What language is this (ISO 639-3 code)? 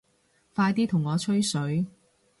yue